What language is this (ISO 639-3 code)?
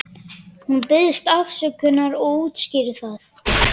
isl